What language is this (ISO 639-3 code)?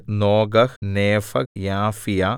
mal